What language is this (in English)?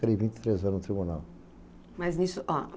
Portuguese